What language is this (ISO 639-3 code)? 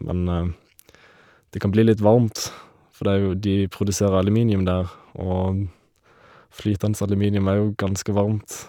nor